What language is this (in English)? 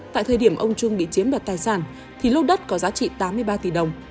Vietnamese